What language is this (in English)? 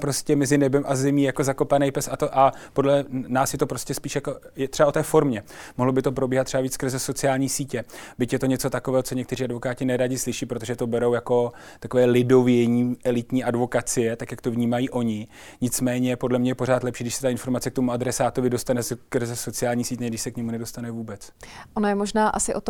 Czech